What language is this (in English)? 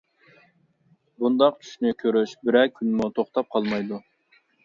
Uyghur